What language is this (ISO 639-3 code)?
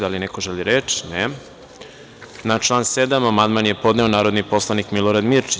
srp